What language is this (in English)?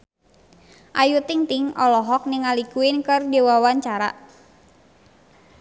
Sundanese